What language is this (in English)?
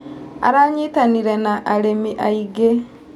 Kikuyu